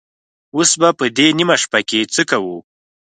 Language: Pashto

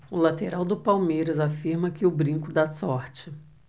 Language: Portuguese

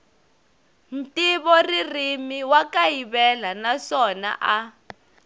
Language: Tsonga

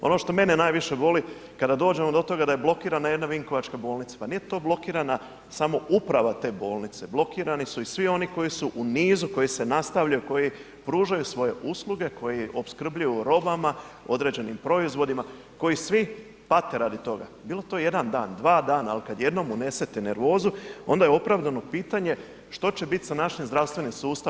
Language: Croatian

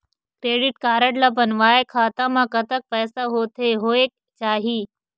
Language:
Chhattisgarhi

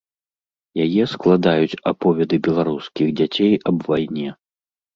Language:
Belarusian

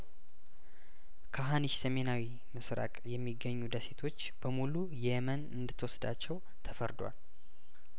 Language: Amharic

